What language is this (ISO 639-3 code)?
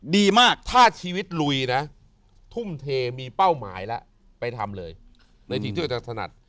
tha